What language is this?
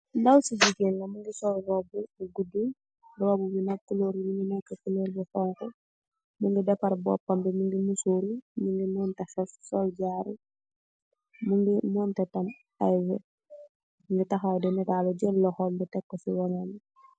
Wolof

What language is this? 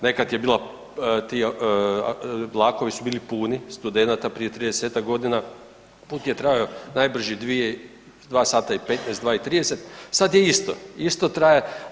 Croatian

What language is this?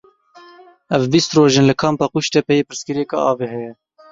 Kurdish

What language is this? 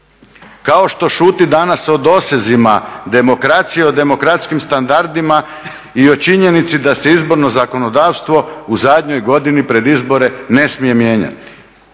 Croatian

